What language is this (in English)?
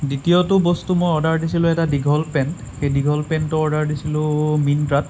Assamese